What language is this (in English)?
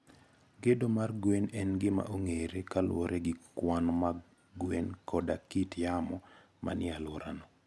Luo (Kenya and Tanzania)